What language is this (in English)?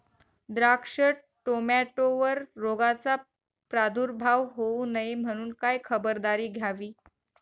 Marathi